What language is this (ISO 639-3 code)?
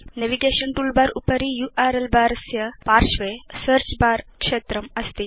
san